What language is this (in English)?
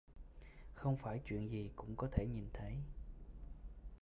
Vietnamese